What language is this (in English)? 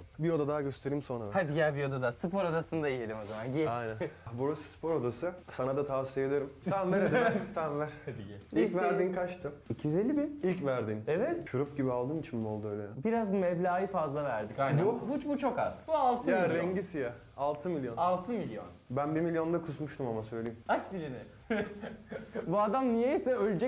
Turkish